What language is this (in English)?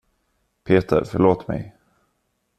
Swedish